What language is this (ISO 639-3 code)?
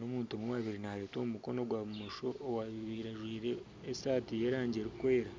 nyn